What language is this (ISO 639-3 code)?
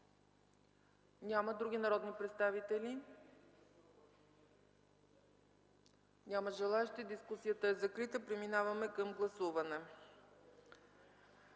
bul